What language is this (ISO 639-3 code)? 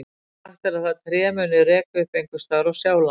isl